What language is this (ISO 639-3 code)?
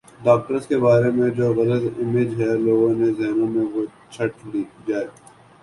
urd